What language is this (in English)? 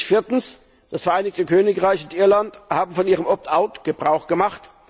German